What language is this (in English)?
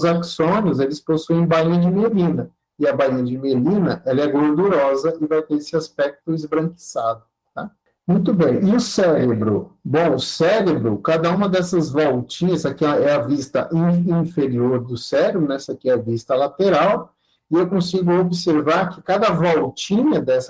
Portuguese